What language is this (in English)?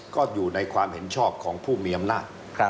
Thai